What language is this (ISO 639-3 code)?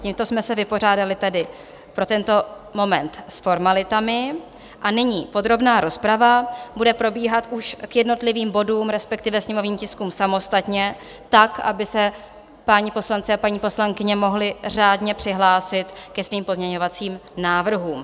ces